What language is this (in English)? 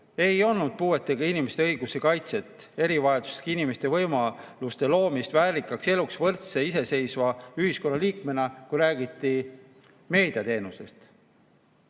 Estonian